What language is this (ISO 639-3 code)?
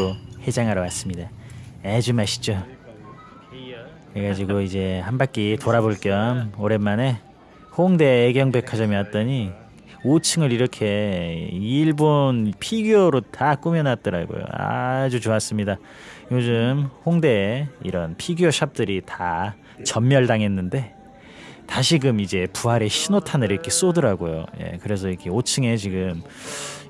kor